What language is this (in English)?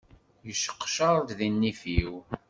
Kabyle